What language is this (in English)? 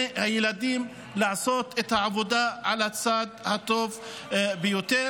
Hebrew